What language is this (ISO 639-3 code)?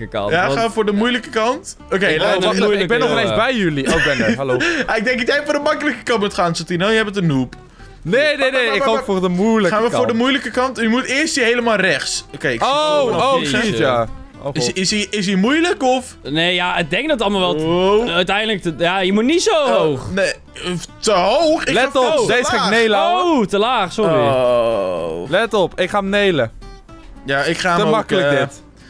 nld